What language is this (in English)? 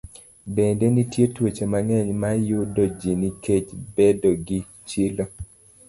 Luo (Kenya and Tanzania)